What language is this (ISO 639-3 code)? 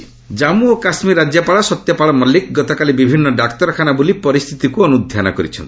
ori